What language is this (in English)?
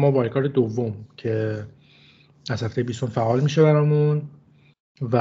Persian